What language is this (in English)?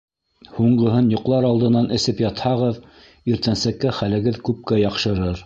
Bashkir